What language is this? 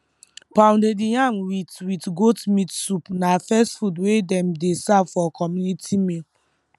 Nigerian Pidgin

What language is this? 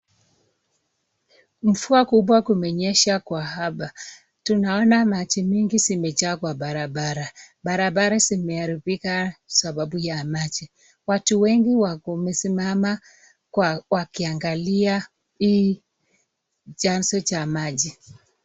Swahili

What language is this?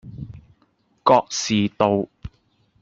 Cantonese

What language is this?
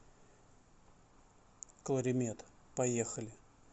Russian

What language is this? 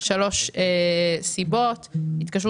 Hebrew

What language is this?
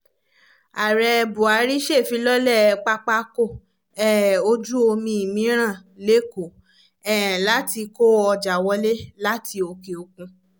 Yoruba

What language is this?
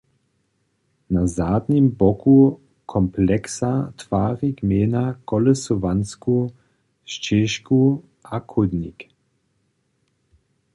Upper Sorbian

